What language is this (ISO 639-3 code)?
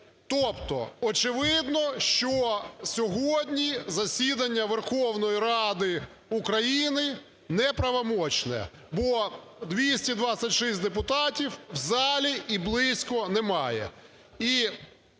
ukr